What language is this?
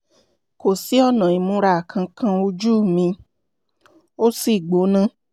Yoruba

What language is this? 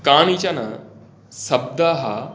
Sanskrit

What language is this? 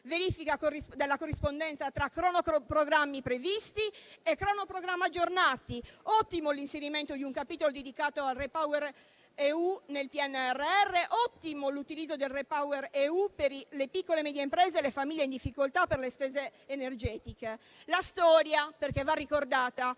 Italian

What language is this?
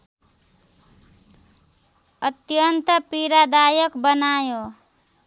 Nepali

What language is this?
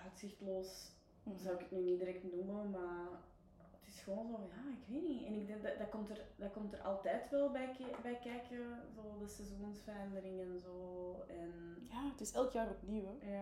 Dutch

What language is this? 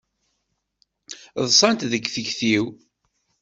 Kabyle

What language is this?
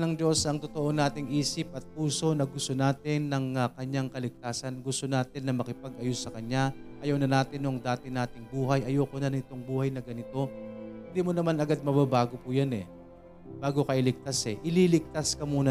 Filipino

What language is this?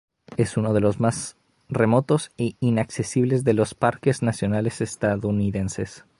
Spanish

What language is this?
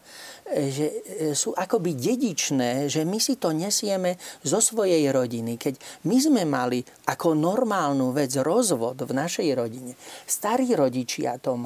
Slovak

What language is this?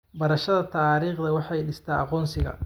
Somali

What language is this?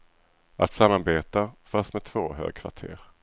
Swedish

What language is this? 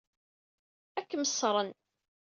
Kabyle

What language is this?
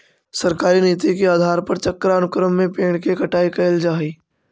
Magahi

